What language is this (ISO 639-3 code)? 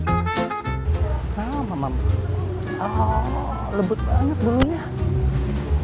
ind